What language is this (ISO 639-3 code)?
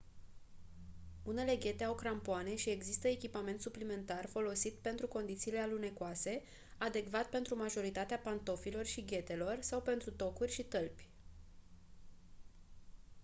ron